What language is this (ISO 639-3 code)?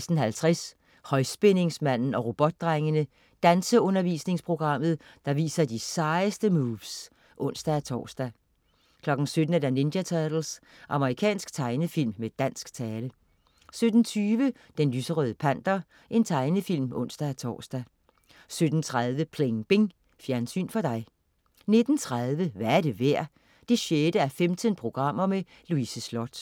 dan